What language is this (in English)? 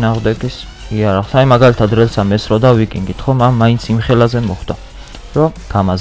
Romanian